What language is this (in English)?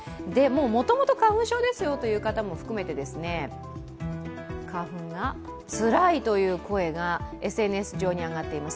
Japanese